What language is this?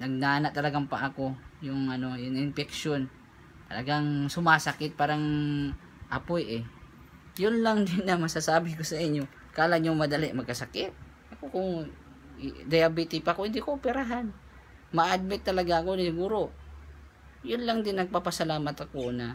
Filipino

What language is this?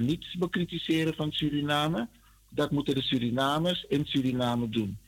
Dutch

